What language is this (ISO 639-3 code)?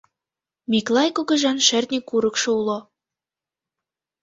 chm